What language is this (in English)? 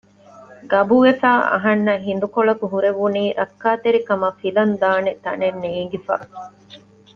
Divehi